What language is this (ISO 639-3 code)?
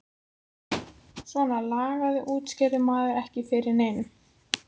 isl